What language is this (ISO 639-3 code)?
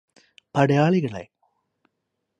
mal